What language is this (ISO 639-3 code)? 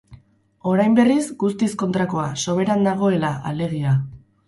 eus